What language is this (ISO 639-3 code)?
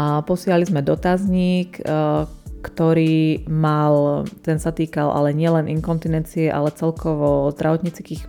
slk